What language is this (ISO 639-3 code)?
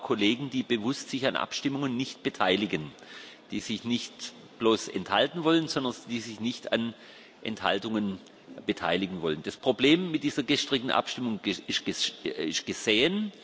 deu